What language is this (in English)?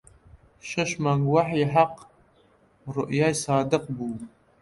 Central Kurdish